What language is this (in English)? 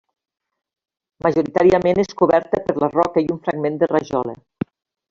Catalan